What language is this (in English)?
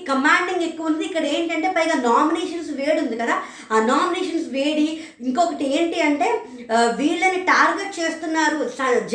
Telugu